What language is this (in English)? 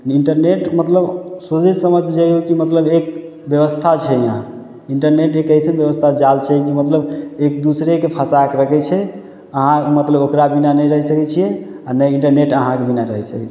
Maithili